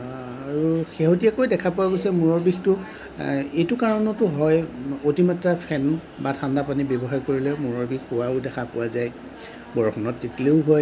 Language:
Assamese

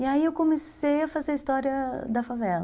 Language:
Portuguese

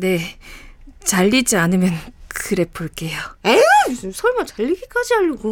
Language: Korean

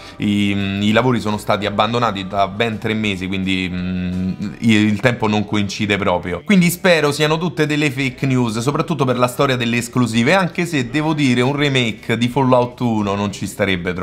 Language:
Italian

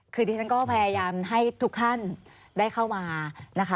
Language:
Thai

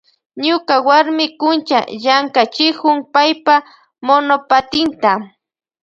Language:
Loja Highland Quichua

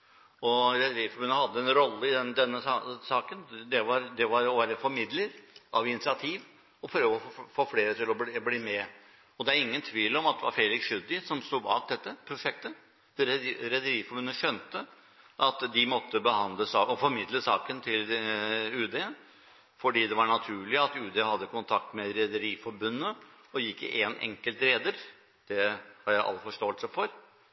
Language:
Norwegian Bokmål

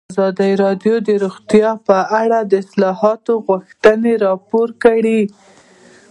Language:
Pashto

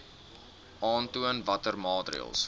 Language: Afrikaans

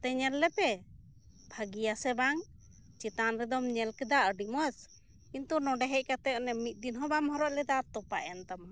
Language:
Santali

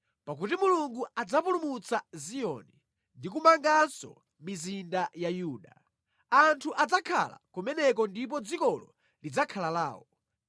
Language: Nyanja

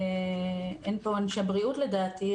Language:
Hebrew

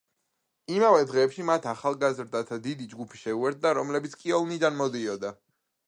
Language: Georgian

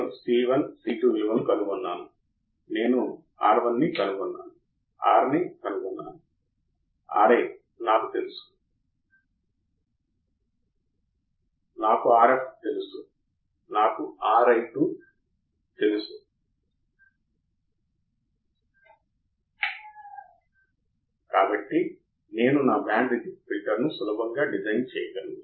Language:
Telugu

